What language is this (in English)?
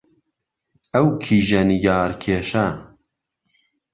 Central Kurdish